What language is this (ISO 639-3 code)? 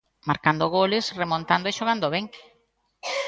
glg